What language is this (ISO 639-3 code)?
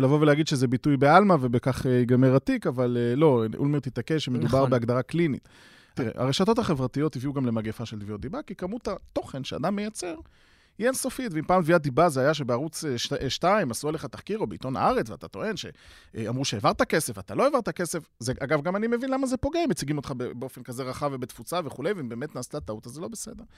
heb